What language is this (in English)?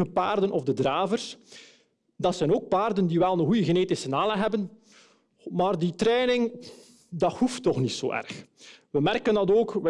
Dutch